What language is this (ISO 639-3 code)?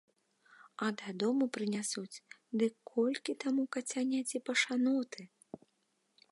bel